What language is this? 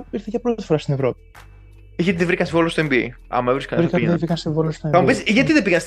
Greek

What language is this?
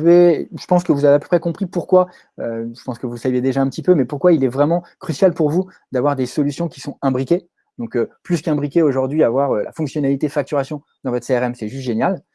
French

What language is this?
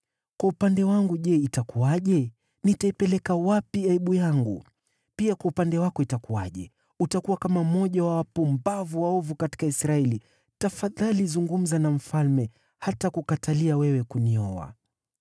Swahili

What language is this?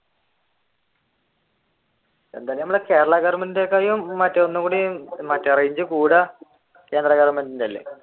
Malayalam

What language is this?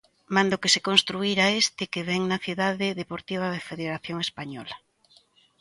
Galician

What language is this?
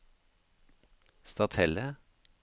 Norwegian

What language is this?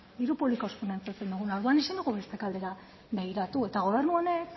Basque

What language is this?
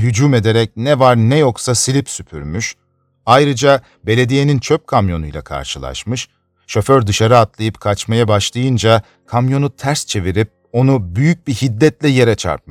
Turkish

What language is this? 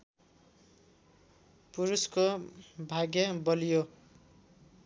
Nepali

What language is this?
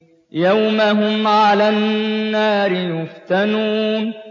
Arabic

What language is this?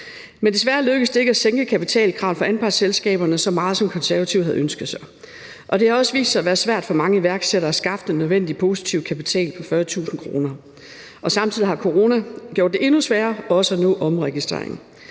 Danish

